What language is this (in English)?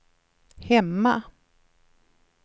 Swedish